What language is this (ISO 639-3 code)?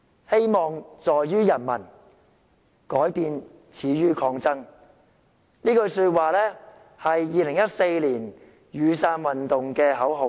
yue